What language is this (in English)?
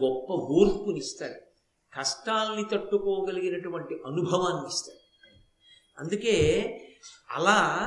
Telugu